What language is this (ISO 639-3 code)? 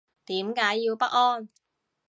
yue